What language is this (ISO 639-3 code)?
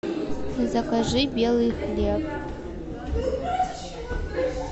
rus